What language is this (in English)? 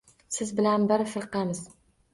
Uzbek